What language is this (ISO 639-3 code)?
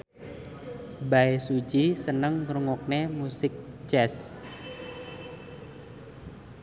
jav